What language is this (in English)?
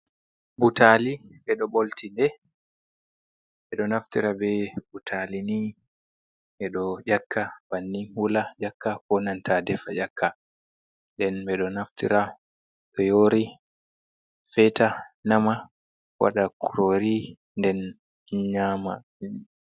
Fula